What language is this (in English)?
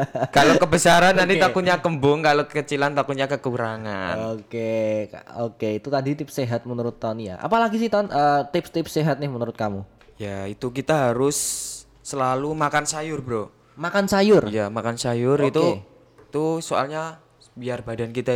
Indonesian